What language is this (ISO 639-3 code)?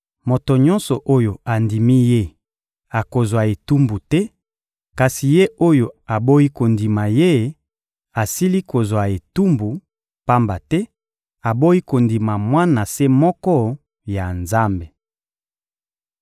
lin